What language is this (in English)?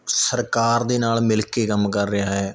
Punjabi